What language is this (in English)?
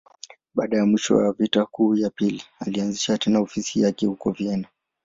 Swahili